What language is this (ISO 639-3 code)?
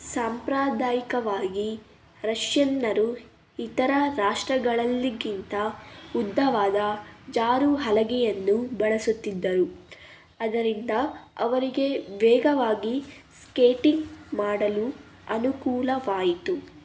kan